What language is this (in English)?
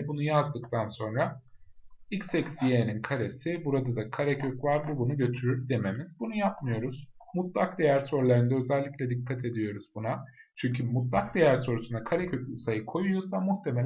Turkish